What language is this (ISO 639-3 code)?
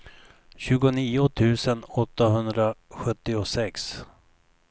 swe